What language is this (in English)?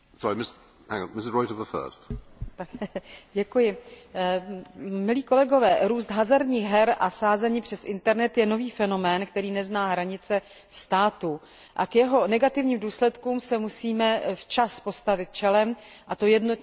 Czech